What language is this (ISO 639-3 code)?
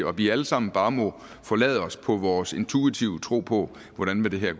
dan